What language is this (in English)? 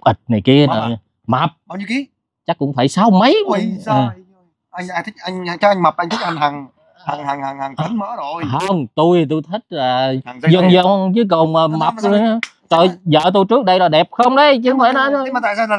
Vietnamese